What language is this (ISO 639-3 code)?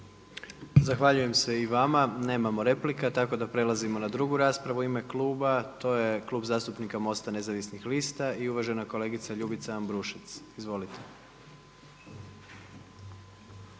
hrv